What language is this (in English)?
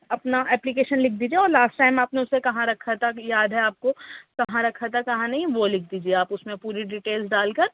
Urdu